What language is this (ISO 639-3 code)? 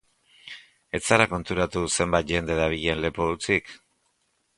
eus